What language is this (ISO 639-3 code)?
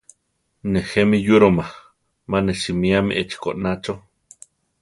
tar